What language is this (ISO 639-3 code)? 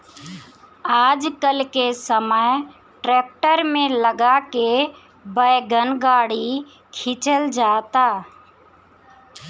bho